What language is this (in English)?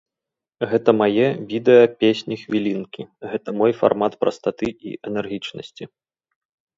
Belarusian